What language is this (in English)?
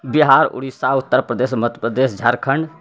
Maithili